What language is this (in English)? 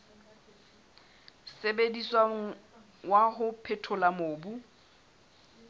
Southern Sotho